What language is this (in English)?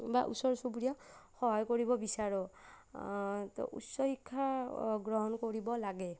Assamese